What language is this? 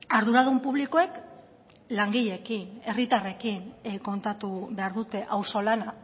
Basque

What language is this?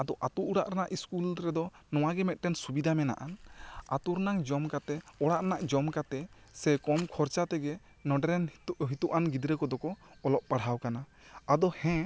Santali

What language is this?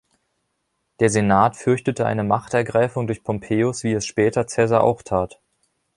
German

